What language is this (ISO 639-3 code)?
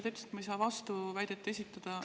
est